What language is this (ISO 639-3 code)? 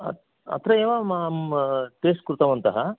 san